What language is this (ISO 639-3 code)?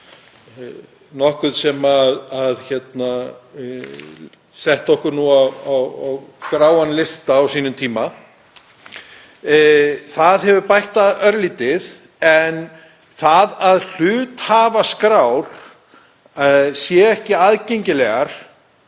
isl